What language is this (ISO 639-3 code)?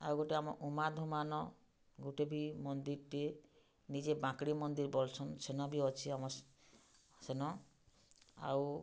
ori